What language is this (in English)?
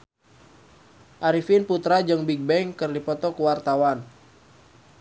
Sundanese